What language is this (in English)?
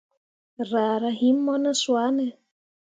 Mundang